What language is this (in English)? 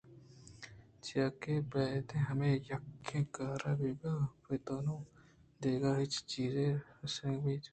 Eastern Balochi